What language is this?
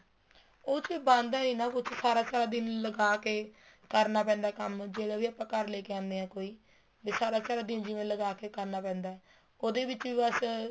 Punjabi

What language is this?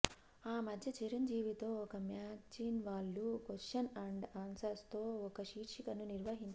Telugu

